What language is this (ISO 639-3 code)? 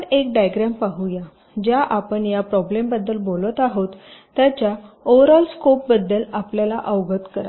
mar